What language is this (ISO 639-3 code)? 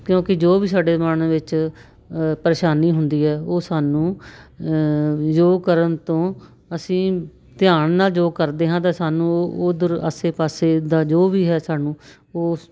pan